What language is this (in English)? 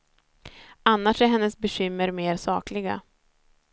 Swedish